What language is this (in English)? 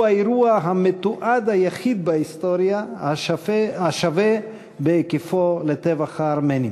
Hebrew